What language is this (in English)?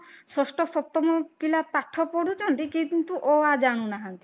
Odia